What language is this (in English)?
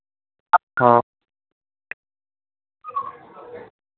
Hindi